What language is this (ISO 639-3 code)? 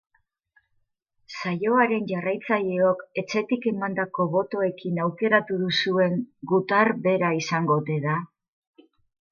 eus